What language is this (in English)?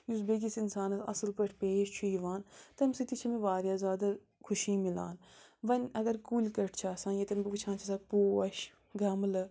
Kashmiri